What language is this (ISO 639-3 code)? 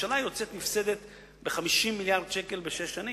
heb